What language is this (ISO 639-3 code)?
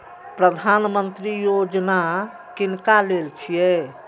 mai